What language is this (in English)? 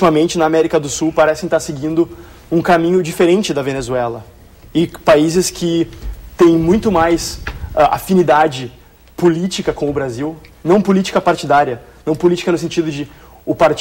Portuguese